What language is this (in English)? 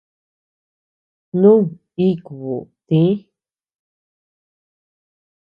Tepeuxila Cuicatec